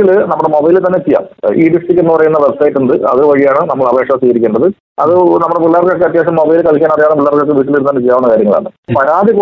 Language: Malayalam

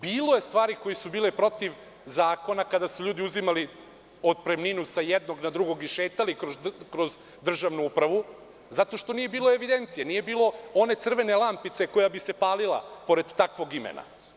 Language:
Serbian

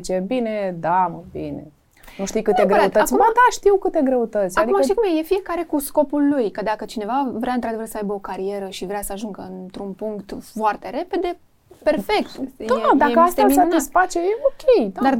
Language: Romanian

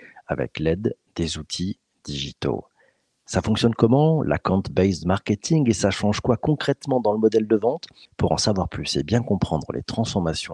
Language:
French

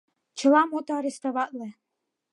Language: Mari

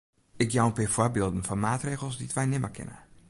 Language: Western Frisian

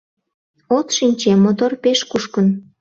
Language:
Mari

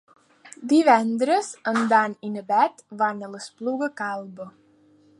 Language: Catalan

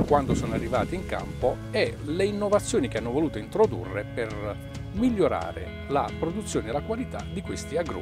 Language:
Italian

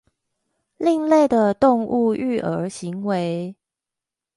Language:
Chinese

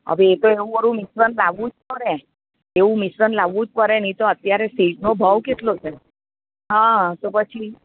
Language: Gujarati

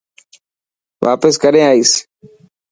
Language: Dhatki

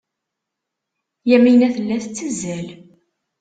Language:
Kabyle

